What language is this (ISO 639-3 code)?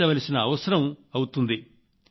tel